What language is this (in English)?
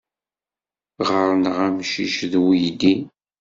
Kabyle